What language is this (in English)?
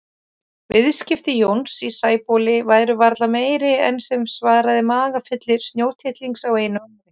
Icelandic